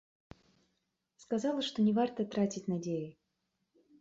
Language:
Belarusian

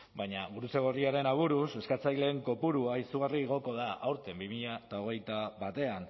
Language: Basque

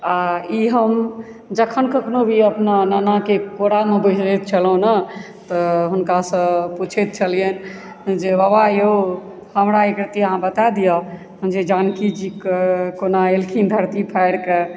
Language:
Maithili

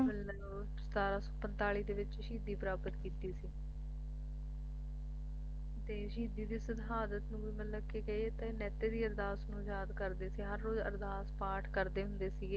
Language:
Punjabi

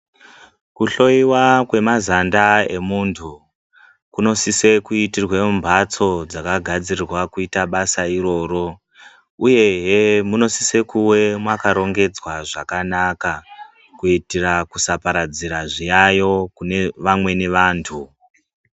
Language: Ndau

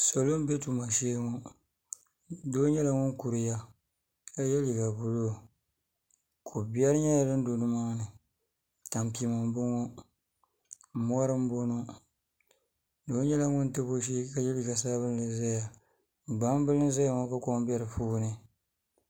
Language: Dagbani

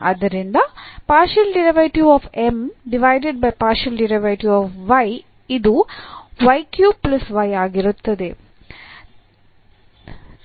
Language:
Kannada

